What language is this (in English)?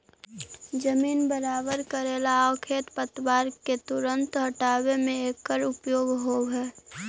Magahi